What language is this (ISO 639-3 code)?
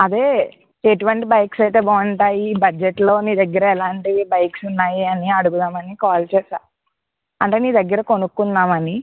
tel